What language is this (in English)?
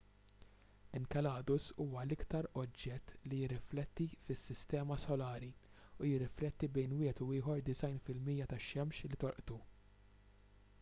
Maltese